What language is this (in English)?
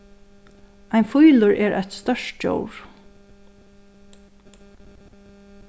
Faroese